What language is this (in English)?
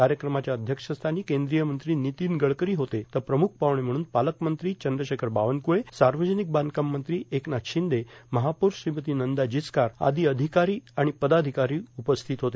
Marathi